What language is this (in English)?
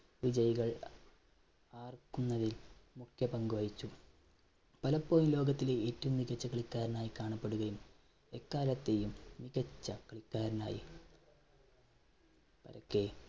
Malayalam